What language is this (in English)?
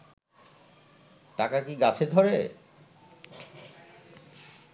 Bangla